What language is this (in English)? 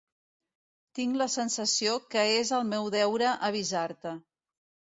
Catalan